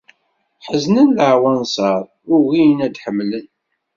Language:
Kabyle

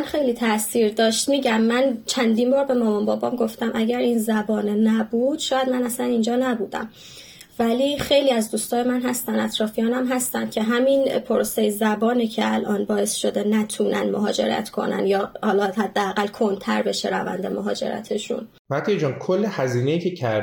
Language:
Persian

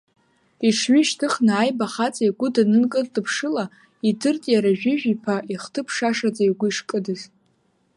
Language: Abkhazian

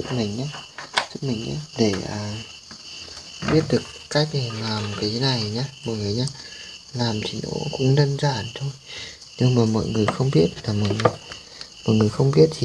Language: Vietnamese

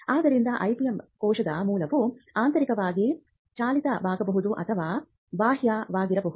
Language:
Kannada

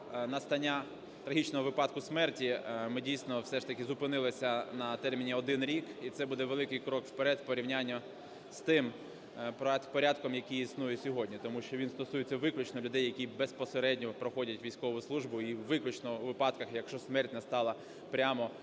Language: Ukrainian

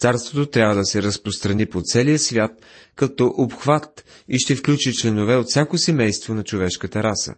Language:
Bulgarian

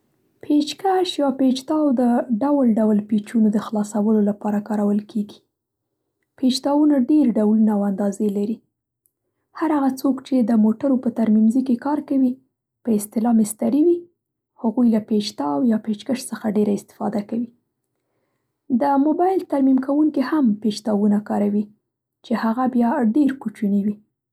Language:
Central Pashto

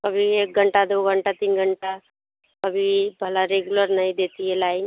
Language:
Hindi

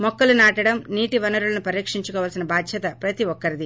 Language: Telugu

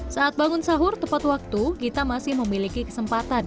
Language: Indonesian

